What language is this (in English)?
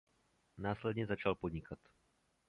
Czech